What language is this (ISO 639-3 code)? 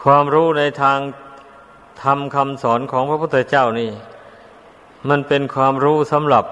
tha